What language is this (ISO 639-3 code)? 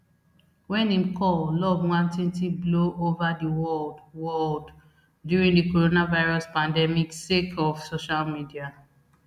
pcm